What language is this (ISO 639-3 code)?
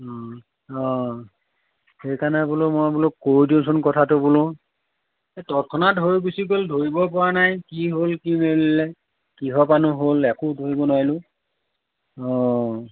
asm